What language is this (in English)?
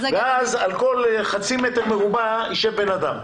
Hebrew